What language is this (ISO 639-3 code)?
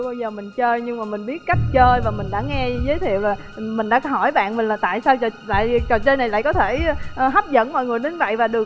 vie